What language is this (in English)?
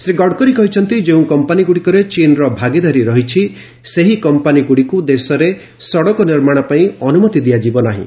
Odia